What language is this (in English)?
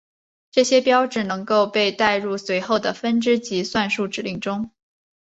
Chinese